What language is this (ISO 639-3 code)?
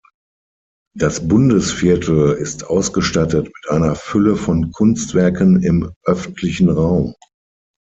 deu